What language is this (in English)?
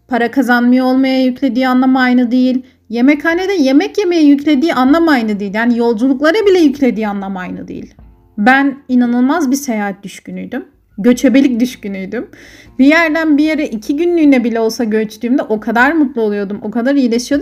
Turkish